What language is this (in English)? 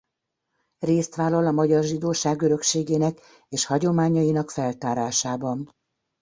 Hungarian